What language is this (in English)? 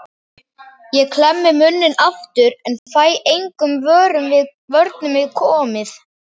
Icelandic